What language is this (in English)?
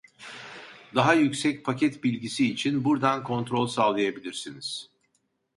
Turkish